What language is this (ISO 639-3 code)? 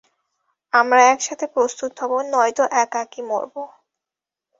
ben